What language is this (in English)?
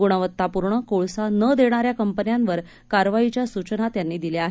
Marathi